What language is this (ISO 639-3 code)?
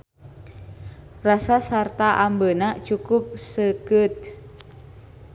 sun